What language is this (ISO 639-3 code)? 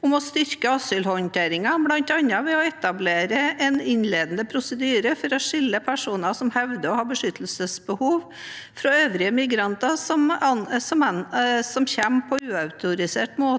nor